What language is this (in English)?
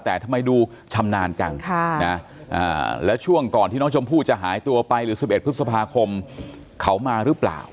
Thai